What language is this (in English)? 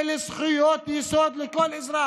Hebrew